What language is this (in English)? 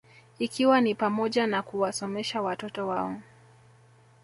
Swahili